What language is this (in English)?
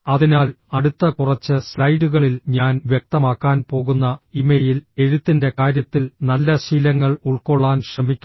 Malayalam